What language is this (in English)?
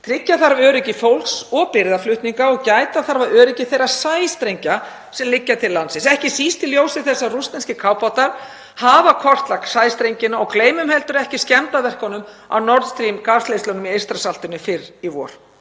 Icelandic